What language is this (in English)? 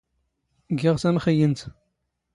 Standard Moroccan Tamazight